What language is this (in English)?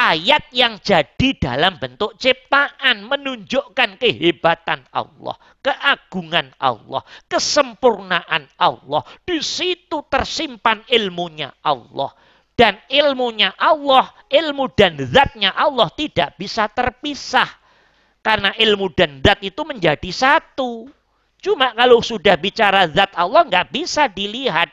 Indonesian